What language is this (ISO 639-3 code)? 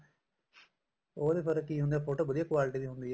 pan